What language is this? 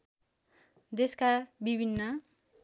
Nepali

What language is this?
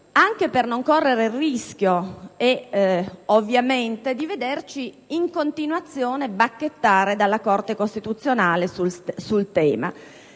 Italian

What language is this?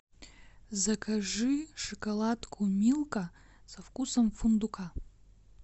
Russian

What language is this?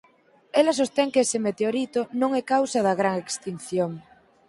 Galician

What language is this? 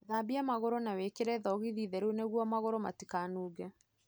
Kikuyu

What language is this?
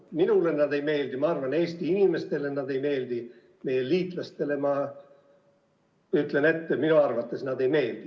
Estonian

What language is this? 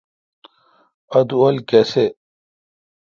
Kalkoti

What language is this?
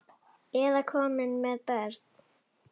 Icelandic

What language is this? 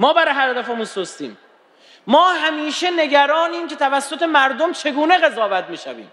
Persian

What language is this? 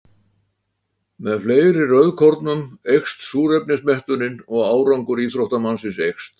Icelandic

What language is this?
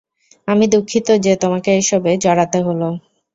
Bangla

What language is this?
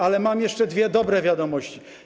Polish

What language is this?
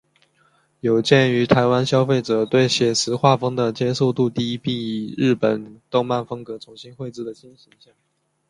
Chinese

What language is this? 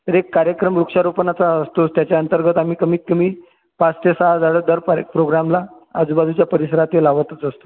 Marathi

